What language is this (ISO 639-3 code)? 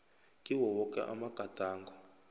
nbl